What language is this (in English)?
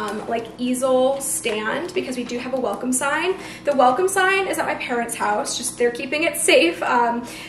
English